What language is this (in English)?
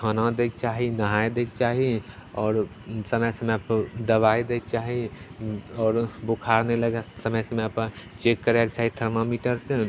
Maithili